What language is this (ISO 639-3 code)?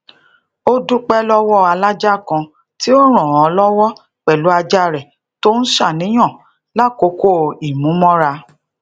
yor